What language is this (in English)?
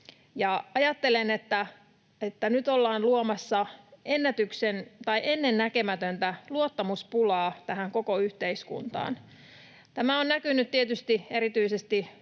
Finnish